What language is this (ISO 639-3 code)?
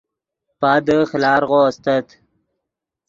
ydg